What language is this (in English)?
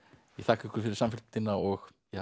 Icelandic